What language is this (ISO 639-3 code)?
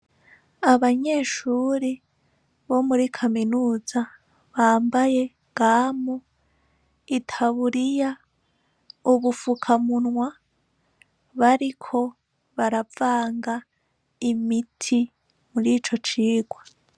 run